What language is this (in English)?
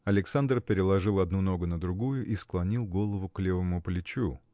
Russian